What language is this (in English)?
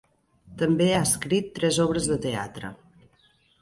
Catalan